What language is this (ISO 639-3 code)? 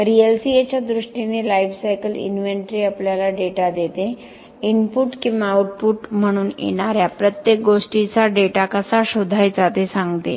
mar